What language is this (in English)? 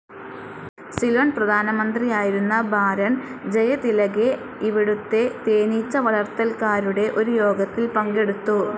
Malayalam